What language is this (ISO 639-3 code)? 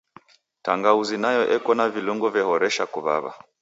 dav